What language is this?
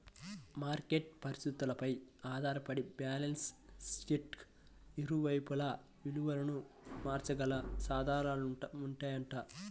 Telugu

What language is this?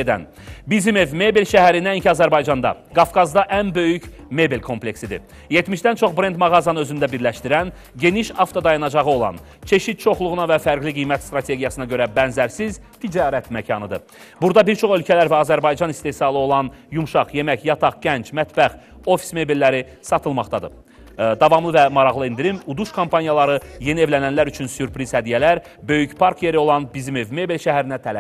Turkish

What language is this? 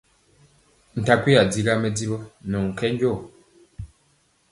Mpiemo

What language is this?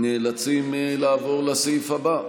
Hebrew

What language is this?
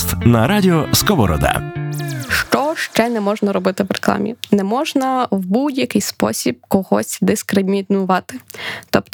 Ukrainian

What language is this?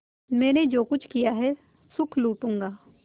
Hindi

